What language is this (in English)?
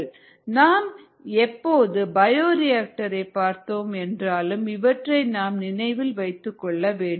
Tamil